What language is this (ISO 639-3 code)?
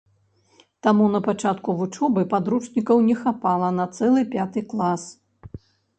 bel